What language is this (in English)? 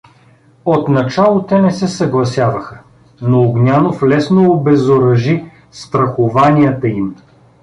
Bulgarian